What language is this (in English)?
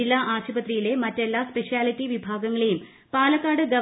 Malayalam